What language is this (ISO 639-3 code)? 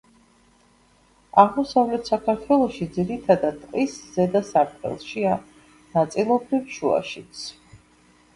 kat